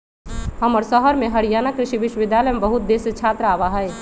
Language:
Magahi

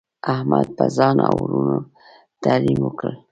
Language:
Pashto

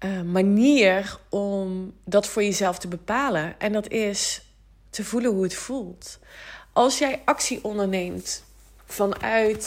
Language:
Dutch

